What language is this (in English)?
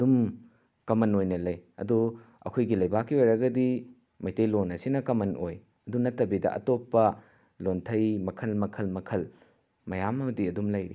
Manipuri